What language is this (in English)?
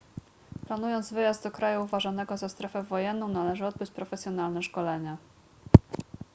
Polish